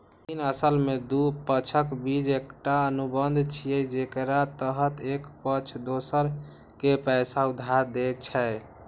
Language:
Maithili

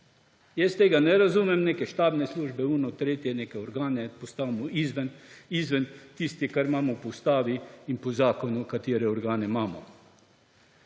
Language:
Slovenian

